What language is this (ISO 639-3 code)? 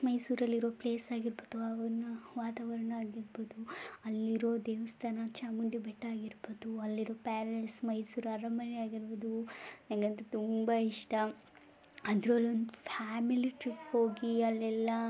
kan